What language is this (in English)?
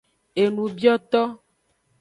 Aja (Benin)